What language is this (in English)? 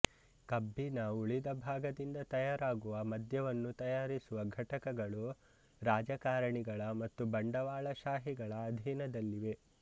Kannada